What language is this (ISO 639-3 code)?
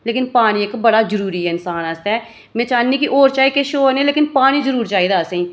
doi